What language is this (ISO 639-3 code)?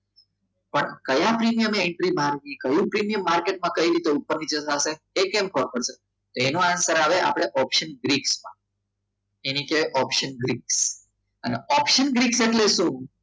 guj